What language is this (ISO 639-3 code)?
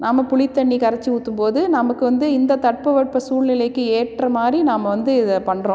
tam